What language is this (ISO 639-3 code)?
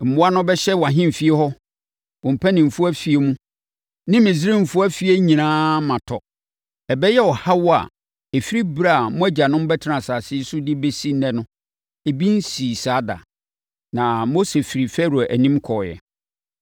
aka